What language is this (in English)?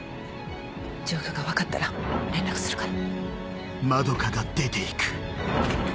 Japanese